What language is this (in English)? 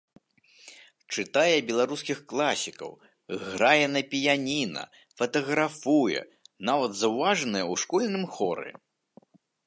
Belarusian